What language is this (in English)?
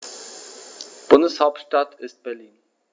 German